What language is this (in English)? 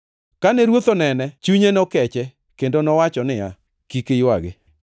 Luo (Kenya and Tanzania)